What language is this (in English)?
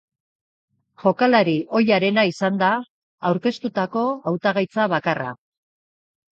Basque